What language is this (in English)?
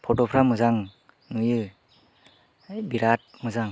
Bodo